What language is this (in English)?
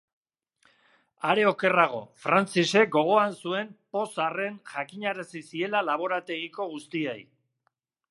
Basque